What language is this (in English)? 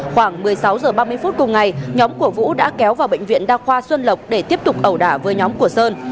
Vietnamese